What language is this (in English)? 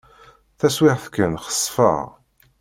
Kabyle